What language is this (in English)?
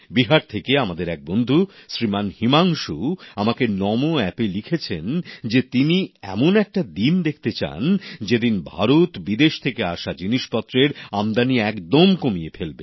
Bangla